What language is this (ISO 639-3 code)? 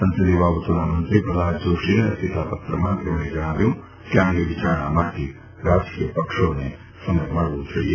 guj